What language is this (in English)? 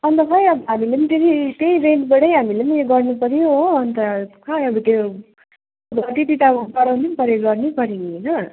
Nepali